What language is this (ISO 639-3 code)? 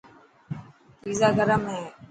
mki